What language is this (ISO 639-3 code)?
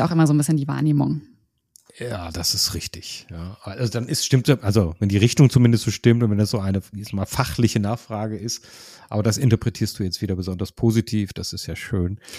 deu